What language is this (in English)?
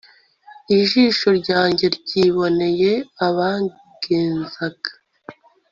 Kinyarwanda